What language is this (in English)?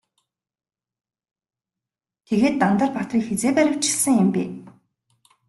Mongolian